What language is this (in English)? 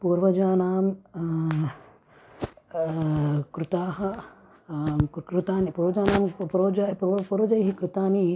Sanskrit